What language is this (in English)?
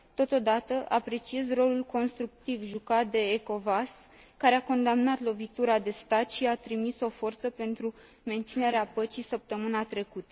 Romanian